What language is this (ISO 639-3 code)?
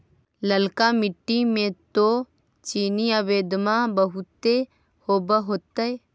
mag